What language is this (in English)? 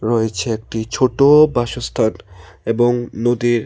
Bangla